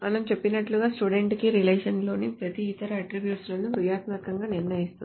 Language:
Telugu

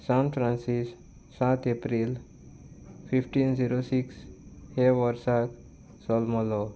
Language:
Konkani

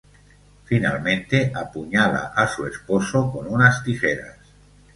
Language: Spanish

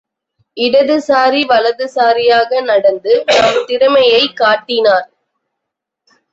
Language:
Tamil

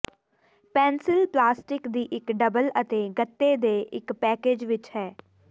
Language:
Punjabi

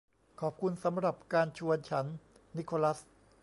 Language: Thai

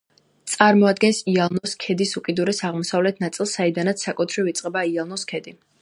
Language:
Georgian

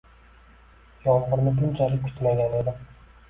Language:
Uzbek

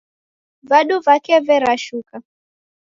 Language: Taita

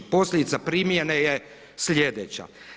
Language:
Croatian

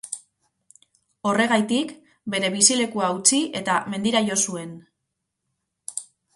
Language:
Basque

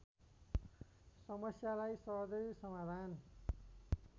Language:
Nepali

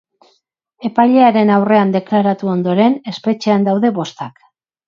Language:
Basque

